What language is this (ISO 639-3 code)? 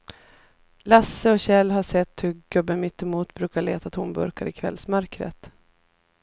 swe